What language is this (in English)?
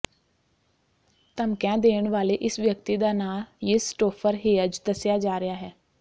Punjabi